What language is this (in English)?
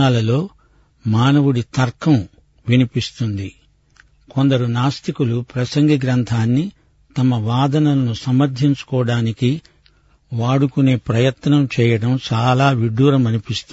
Telugu